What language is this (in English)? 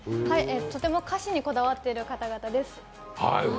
Japanese